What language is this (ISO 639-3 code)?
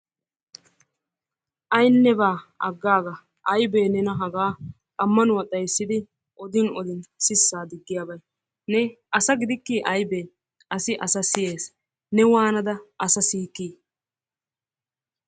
wal